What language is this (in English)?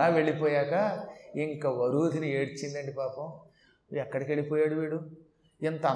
Telugu